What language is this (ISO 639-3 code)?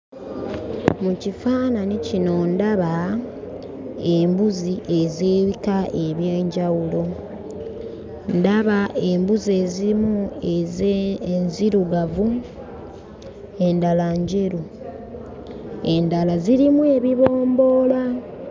lug